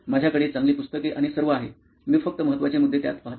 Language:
Marathi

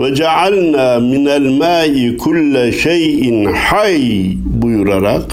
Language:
Turkish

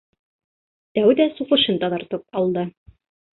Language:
Bashkir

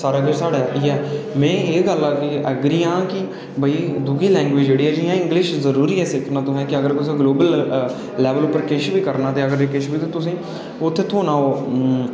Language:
Dogri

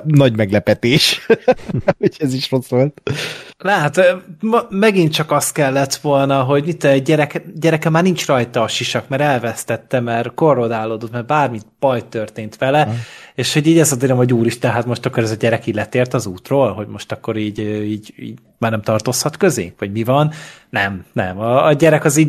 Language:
Hungarian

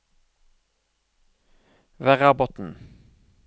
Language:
Norwegian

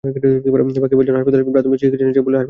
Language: Bangla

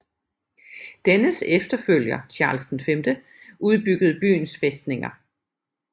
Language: Danish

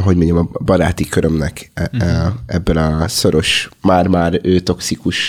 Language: Hungarian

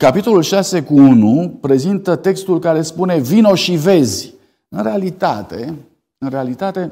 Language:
Romanian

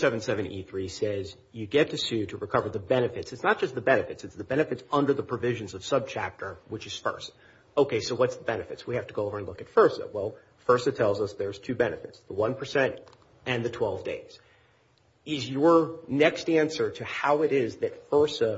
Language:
English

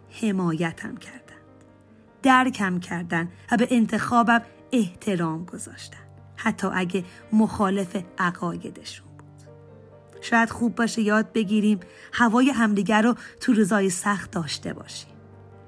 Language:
Persian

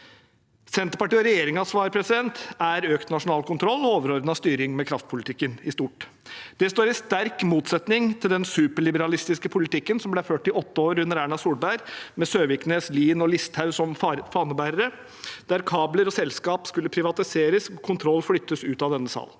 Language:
Norwegian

